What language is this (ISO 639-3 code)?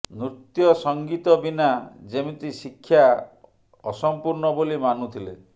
ori